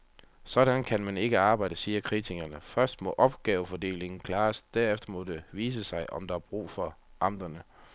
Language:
Danish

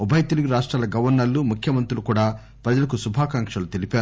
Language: Telugu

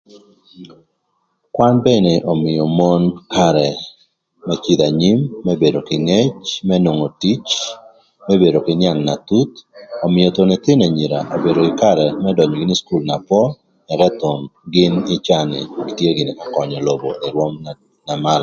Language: Thur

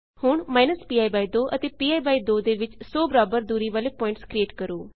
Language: Punjabi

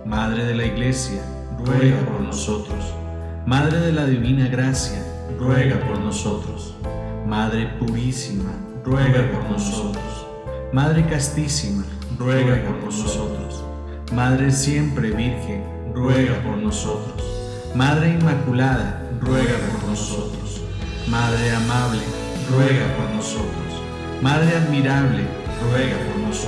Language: Spanish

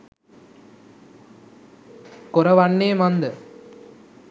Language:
Sinhala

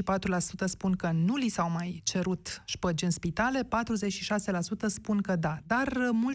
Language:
Romanian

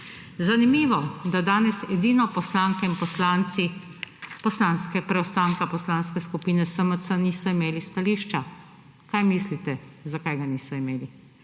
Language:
Slovenian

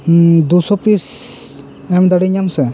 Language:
Santali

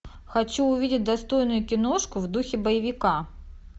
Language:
Russian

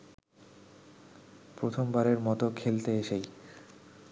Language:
Bangla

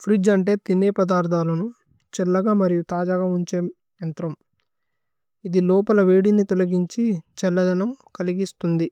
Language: Tulu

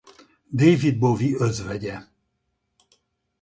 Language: Hungarian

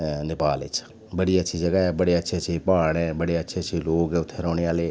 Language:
Dogri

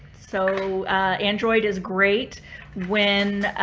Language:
English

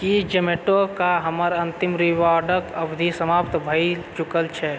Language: Maithili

